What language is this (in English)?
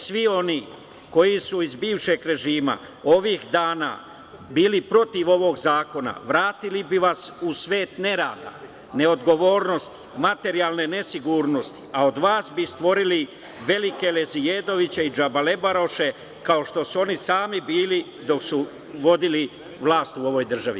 Serbian